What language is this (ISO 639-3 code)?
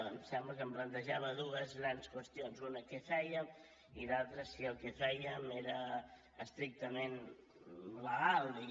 cat